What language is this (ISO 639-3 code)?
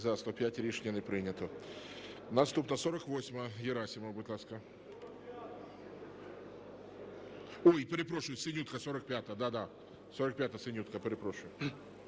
ukr